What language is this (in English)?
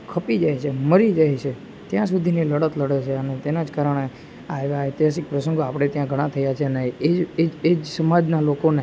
Gujarati